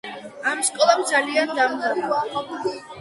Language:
Georgian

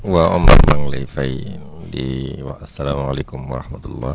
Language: Wolof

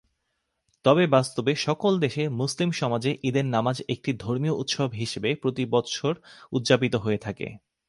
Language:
Bangla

